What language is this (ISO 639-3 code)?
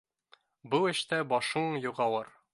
bak